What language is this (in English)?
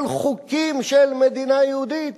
Hebrew